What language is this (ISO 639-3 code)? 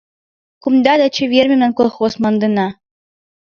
chm